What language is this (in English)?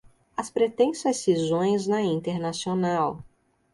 Portuguese